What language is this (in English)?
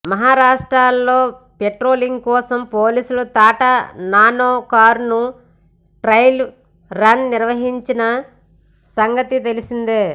Telugu